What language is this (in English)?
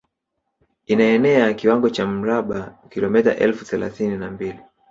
Swahili